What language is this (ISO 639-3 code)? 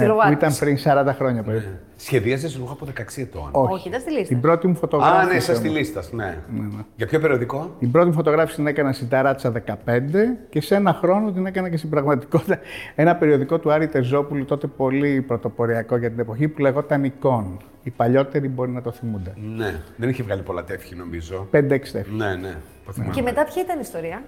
ell